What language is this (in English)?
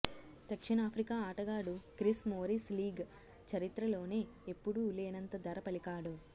Telugu